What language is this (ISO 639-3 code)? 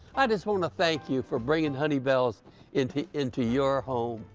eng